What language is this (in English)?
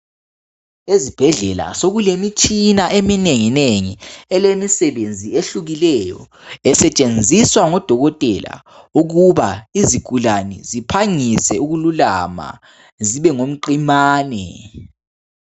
North Ndebele